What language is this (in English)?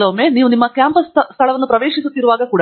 Kannada